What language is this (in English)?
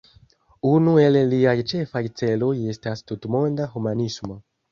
Esperanto